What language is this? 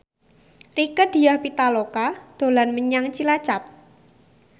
Javanese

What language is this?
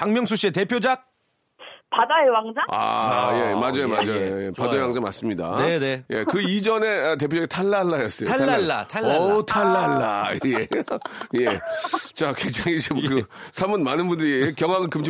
Korean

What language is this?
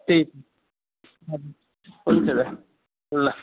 Nepali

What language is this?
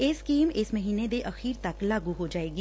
Punjabi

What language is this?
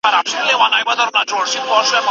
Pashto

